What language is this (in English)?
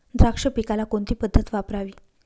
Marathi